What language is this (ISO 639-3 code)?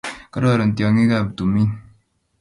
kln